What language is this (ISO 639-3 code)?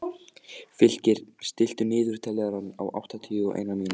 isl